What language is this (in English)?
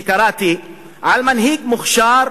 Hebrew